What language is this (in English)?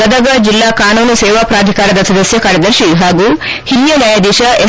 Kannada